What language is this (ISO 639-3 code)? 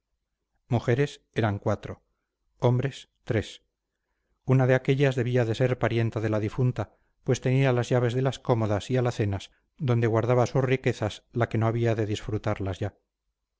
spa